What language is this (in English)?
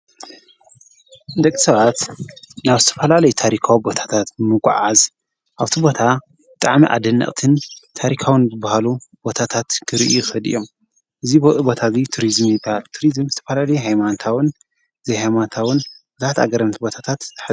Tigrinya